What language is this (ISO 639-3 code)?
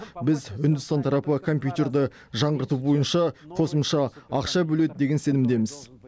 kaz